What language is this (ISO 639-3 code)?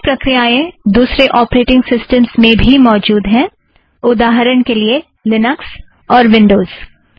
hin